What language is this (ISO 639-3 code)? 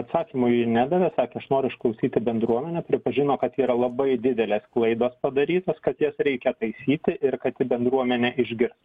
lit